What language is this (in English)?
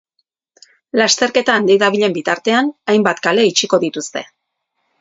Basque